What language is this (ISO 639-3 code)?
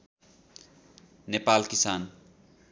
nep